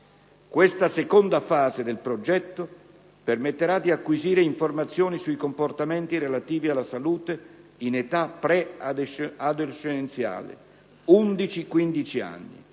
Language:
Italian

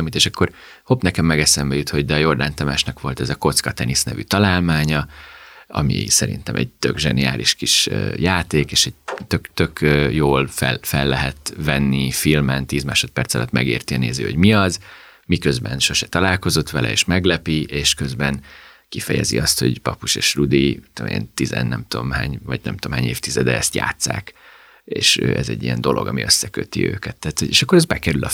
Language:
Hungarian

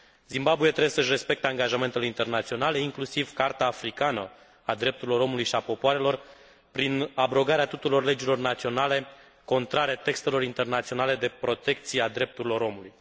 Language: Romanian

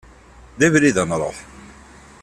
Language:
Kabyle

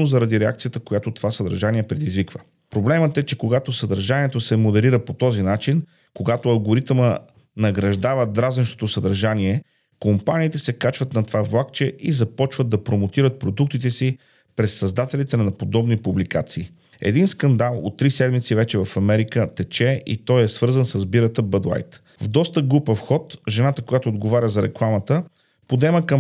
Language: Bulgarian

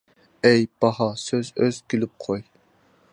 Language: Uyghur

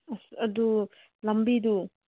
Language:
Manipuri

